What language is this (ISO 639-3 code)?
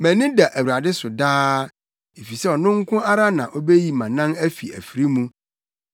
aka